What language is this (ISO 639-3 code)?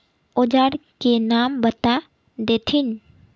mag